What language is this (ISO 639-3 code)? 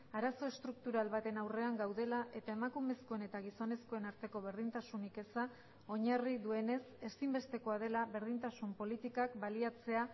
eus